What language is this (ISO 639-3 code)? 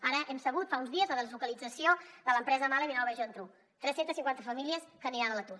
cat